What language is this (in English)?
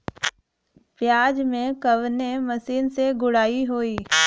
Bhojpuri